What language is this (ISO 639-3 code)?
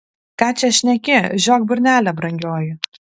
lit